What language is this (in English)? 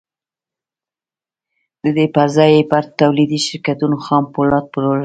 Pashto